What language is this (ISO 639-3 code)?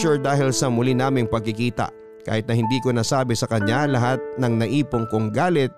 fil